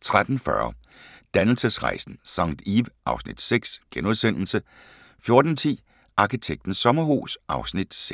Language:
Danish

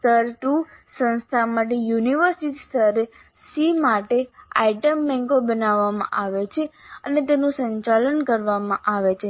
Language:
Gujarati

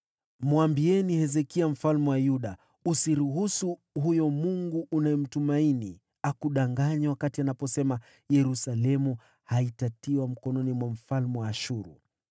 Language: Swahili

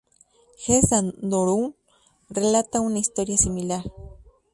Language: Spanish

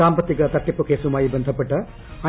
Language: Malayalam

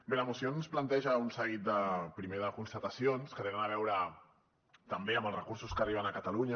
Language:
Catalan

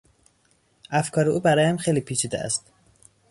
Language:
Persian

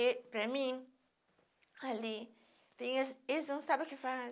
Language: Portuguese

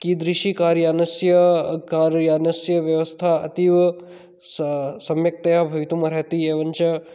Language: Sanskrit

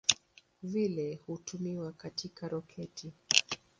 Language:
Swahili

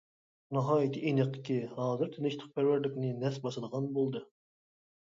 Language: Uyghur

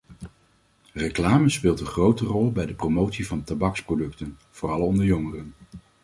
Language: Dutch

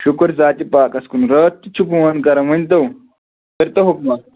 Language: Kashmiri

